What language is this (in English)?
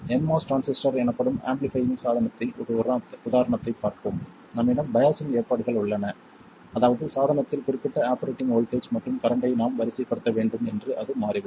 Tamil